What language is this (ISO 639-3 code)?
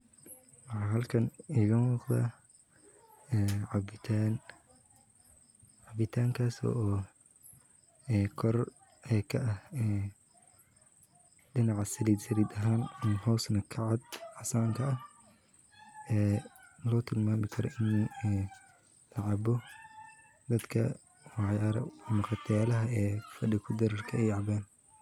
som